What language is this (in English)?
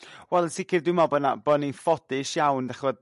Welsh